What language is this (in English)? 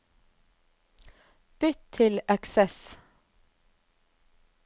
Norwegian